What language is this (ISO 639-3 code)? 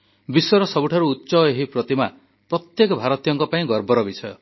ori